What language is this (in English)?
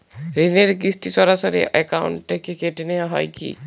Bangla